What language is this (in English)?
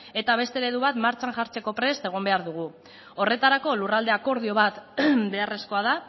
Basque